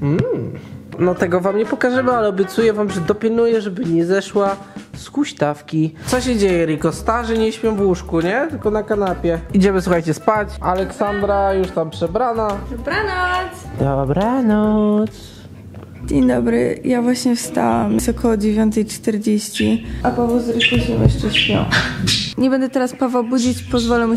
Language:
Polish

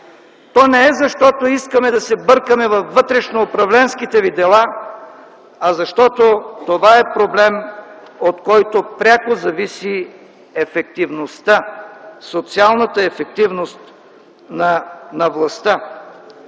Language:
Bulgarian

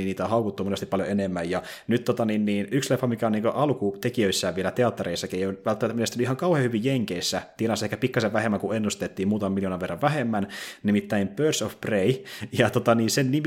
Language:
Finnish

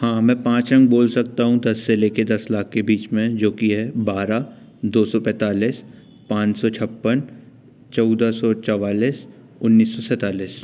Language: Hindi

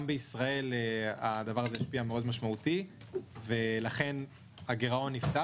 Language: Hebrew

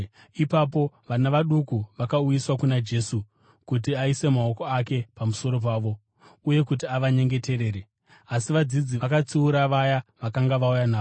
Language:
Shona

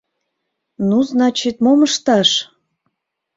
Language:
Mari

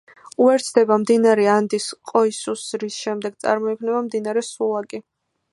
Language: Georgian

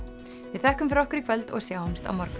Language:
Icelandic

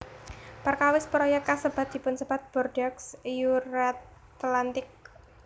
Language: Javanese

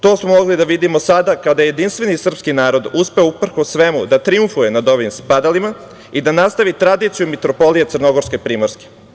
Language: Serbian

